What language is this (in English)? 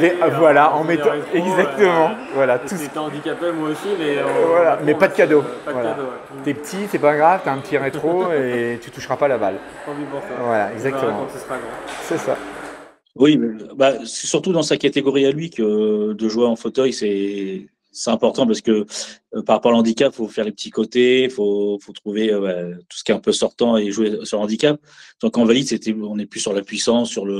French